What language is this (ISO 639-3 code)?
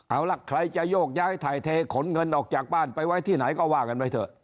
tha